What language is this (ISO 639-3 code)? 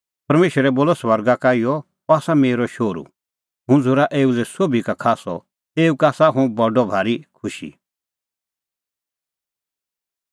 kfx